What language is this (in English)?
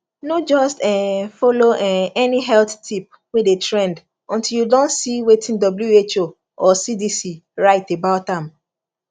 Nigerian Pidgin